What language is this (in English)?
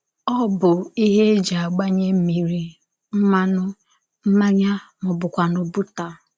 Igbo